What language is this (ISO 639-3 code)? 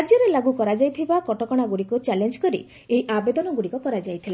ori